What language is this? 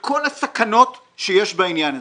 Hebrew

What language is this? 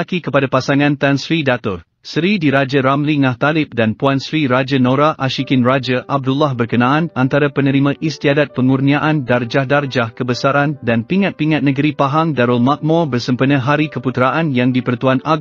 Malay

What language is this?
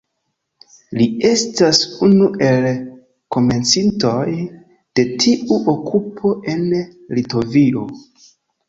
Esperanto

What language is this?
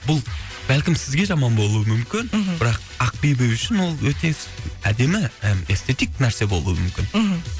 Kazakh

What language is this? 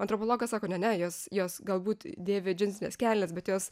Lithuanian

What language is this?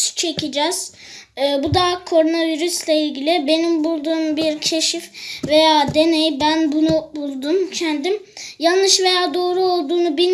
Turkish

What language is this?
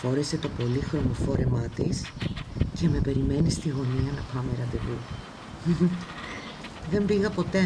Greek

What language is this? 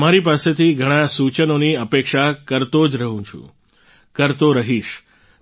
Gujarati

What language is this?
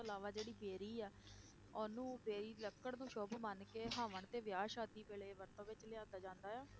Punjabi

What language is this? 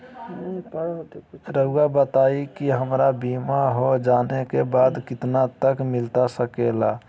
Magahi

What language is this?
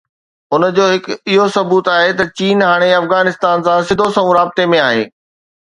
Sindhi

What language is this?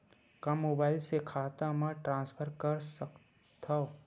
Chhattisgarhi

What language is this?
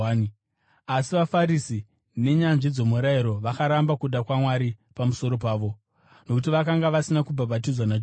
Shona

